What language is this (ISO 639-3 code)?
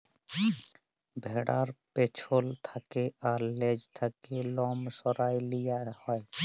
ben